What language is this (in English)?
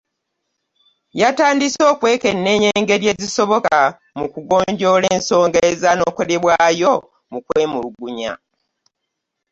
Ganda